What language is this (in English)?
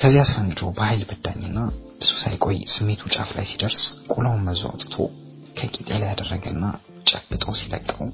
Amharic